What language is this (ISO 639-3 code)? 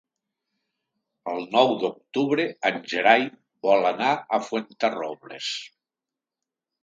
cat